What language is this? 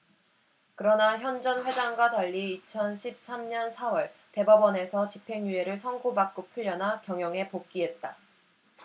Korean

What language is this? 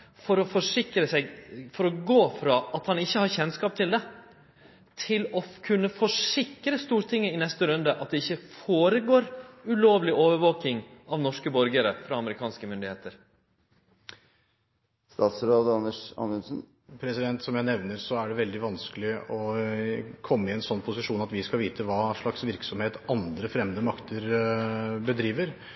Norwegian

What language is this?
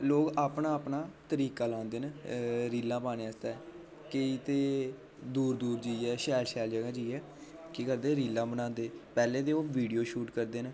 Dogri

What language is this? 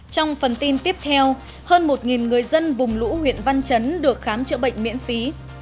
Vietnamese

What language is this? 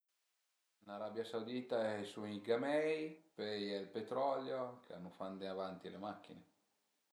Piedmontese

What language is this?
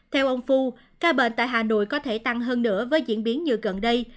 Vietnamese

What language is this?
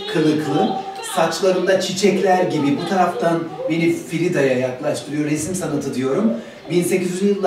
Turkish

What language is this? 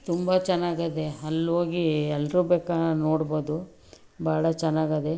Kannada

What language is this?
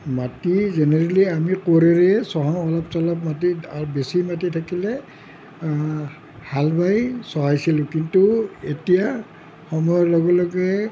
Assamese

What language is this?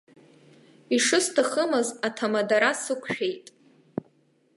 Abkhazian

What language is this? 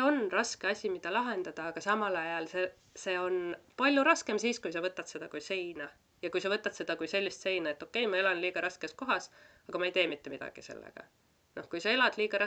Finnish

